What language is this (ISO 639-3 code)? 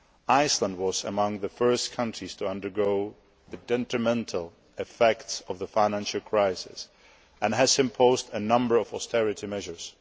eng